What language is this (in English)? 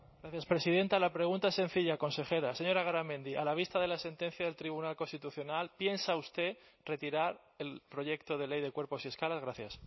Spanish